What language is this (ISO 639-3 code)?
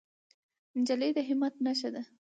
pus